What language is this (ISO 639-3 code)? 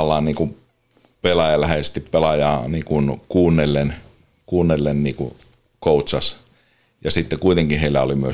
fin